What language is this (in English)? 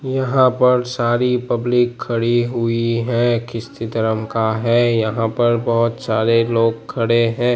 Hindi